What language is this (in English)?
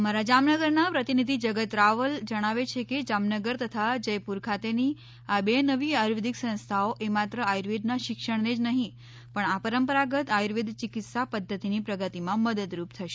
Gujarati